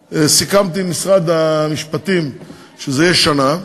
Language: Hebrew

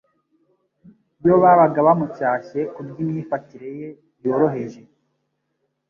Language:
Kinyarwanda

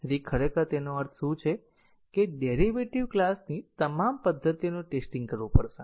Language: Gujarati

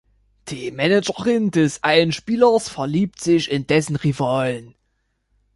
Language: German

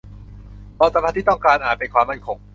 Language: Thai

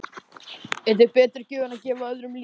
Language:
Icelandic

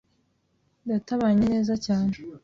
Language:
Kinyarwanda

